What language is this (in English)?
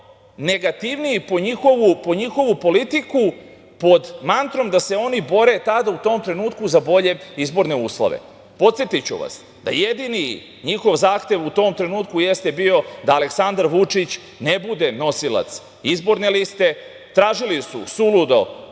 Serbian